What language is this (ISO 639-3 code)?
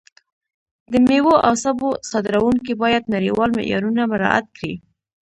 pus